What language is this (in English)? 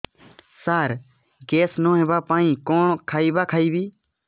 Odia